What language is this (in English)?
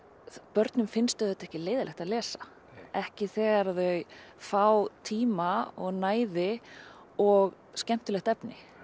Icelandic